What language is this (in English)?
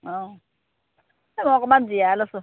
Assamese